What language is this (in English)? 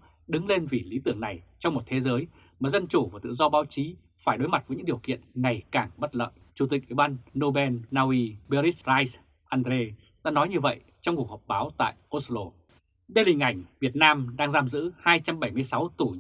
Vietnamese